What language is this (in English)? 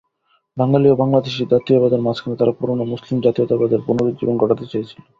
Bangla